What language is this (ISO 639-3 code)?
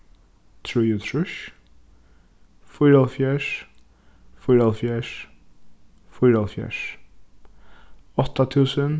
fao